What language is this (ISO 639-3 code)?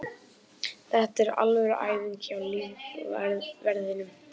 isl